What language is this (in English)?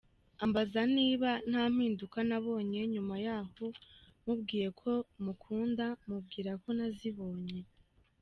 Kinyarwanda